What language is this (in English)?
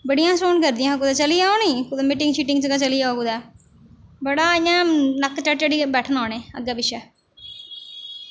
Dogri